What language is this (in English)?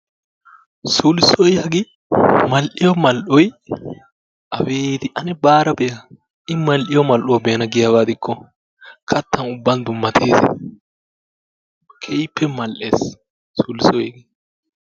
Wolaytta